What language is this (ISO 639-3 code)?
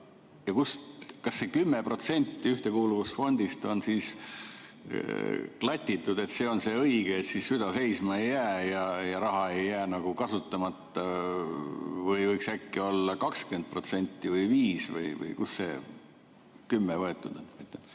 est